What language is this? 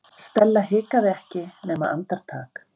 Icelandic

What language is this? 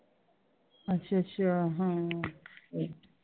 Punjabi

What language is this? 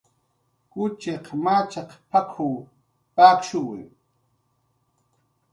Jaqaru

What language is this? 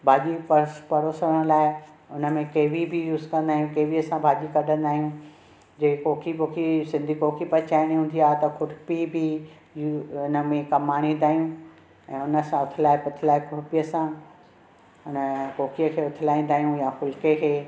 Sindhi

